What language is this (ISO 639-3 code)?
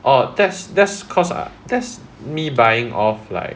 eng